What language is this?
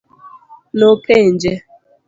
Luo (Kenya and Tanzania)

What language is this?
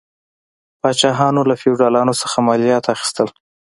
Pashto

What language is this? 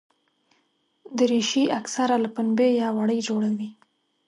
Pashto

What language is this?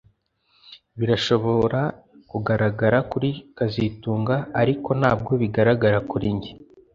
Kinyarwanda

